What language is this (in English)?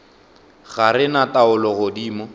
Northern Sotho